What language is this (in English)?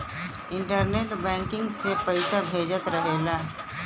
Bhojpuri